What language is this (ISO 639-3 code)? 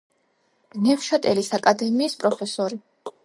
kat